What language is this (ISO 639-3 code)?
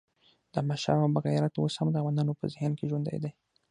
pus